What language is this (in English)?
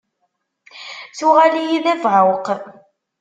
Kabyle